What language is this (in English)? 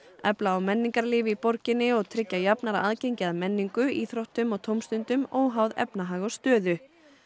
Icelandic